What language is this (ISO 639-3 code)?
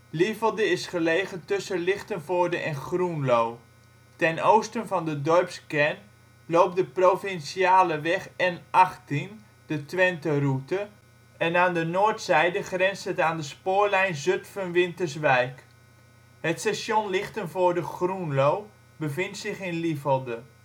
nld